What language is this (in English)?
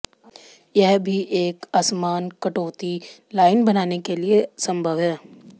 Hindi